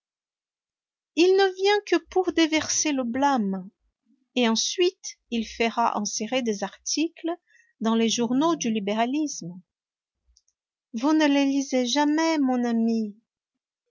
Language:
French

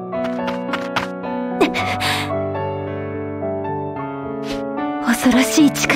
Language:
Japanese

